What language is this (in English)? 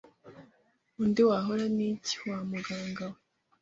Kinyarwanda